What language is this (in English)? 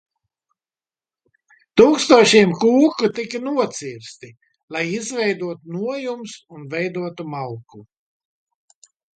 Latvian